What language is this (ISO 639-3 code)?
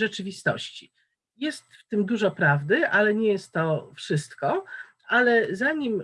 pol